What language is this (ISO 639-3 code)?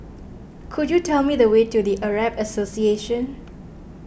eng